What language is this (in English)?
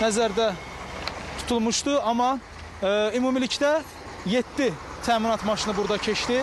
Turkish